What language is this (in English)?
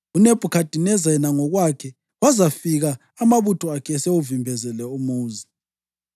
North Ndebele